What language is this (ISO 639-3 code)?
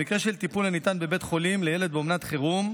heb